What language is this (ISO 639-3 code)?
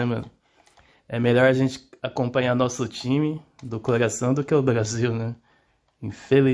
por